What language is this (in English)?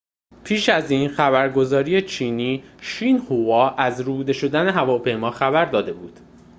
Persian